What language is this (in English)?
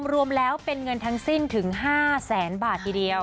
Thai